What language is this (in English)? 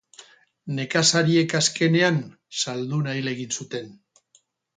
Basque